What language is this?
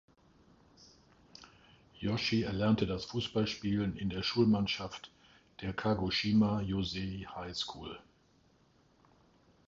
German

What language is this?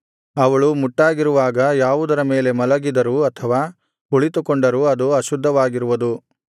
Kannada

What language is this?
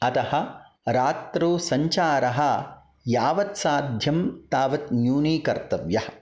Sanskrit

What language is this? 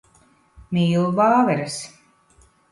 Latvian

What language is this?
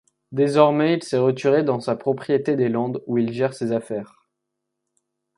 French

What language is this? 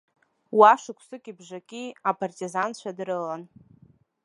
Abkhazian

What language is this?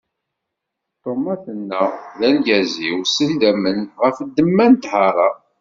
Kabyle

